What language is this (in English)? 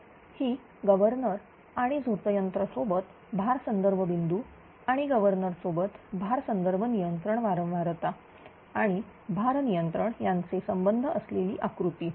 Marathi